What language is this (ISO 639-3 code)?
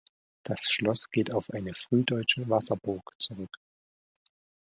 deu